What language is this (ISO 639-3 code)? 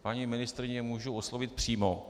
ces